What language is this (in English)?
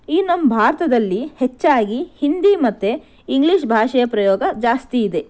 Kannada